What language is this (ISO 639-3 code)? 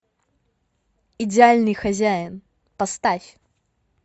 rus